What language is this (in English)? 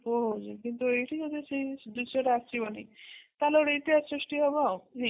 Odia